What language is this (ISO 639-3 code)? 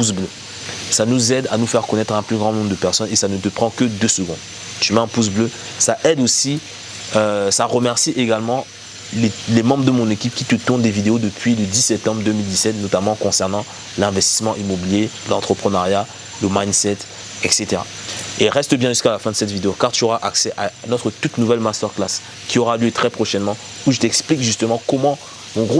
fra